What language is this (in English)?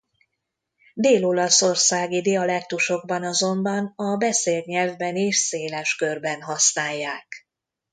Hungarian